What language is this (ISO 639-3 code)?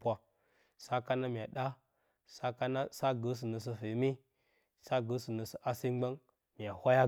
bcy